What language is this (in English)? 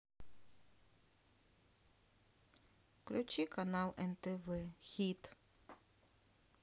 Russian